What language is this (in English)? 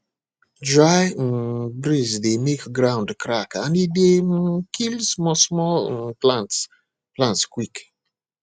Nigerian Pidgin